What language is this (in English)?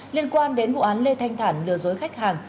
Vietnamese